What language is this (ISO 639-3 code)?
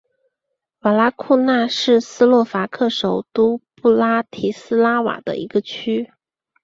zho